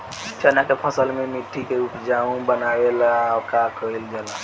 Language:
Bhojpuri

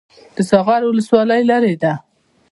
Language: Pashto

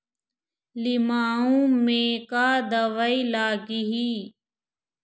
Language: Chhattisgarhi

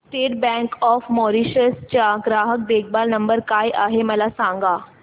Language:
Marathi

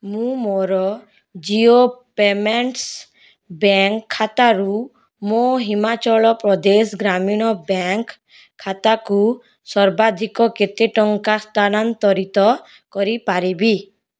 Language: Odia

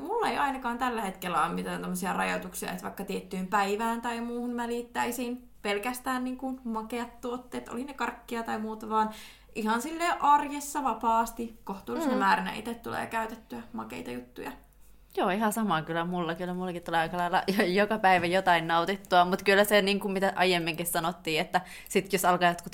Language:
Finnish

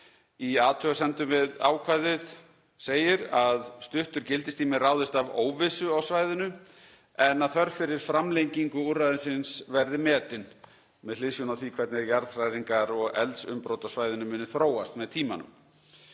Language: Icelandic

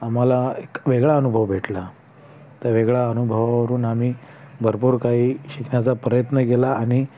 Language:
Marathi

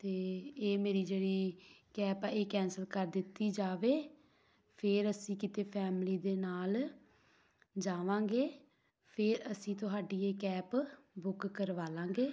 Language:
Punjabi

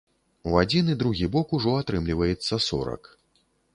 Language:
Belarusian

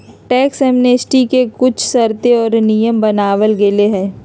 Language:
Magahi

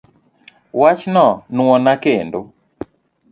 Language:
Luo (Kenya and Tanzania)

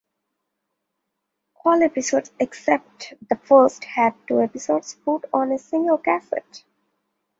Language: English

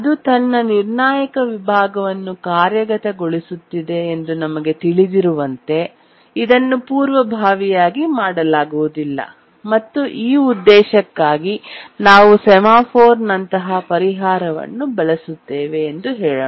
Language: Kannada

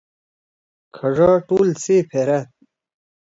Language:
Torwali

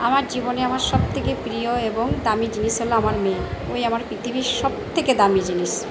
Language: Bangla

